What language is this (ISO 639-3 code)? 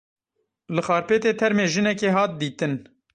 kur